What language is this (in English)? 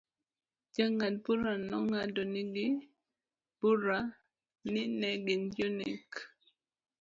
Luo (Kenya and Tanzania)